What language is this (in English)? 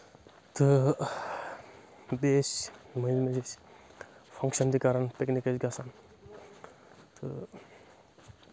Kashmiri